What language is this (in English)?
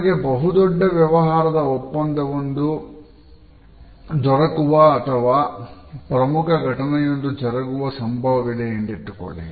Kannada